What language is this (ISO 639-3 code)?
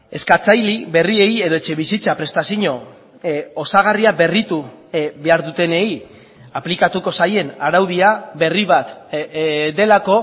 eus